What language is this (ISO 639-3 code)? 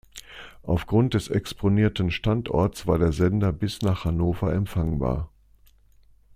deu